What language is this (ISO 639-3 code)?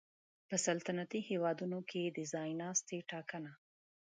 pus